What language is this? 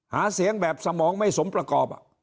Thai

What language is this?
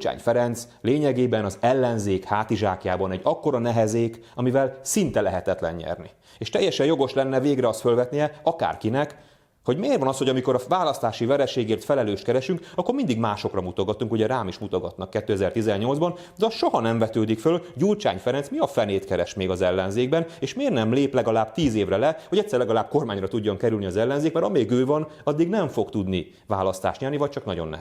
Hungarian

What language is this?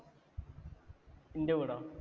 Malayalam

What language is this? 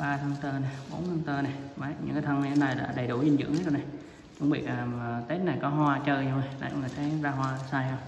Vietnamese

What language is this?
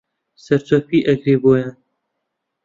Central Kurdish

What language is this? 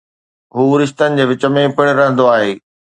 Sindhi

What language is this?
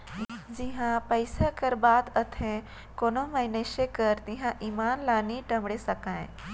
Chhattisgarhi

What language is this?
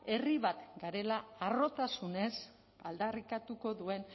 Basque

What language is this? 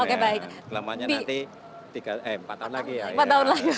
Indonesian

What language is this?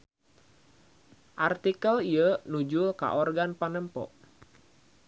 Sundanese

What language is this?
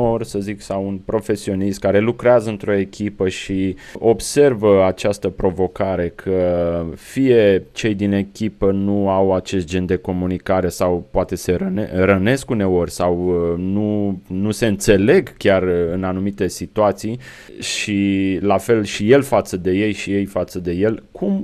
Romanian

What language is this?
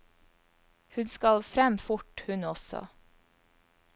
Norwegian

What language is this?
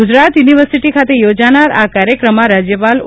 Gujarati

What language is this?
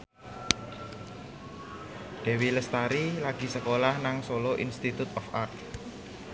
Javanese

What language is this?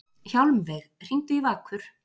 Icelandic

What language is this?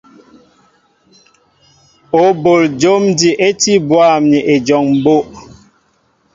Mbo (Cameroon)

